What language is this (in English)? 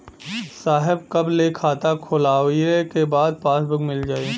Bhojpuri